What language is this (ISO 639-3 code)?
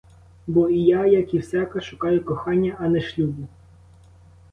ukr